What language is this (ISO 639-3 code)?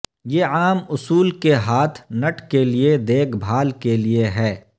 urd